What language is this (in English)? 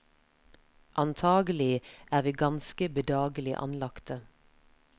Norwegian